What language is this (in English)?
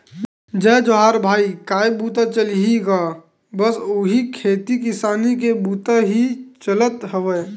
Chhattisgarhi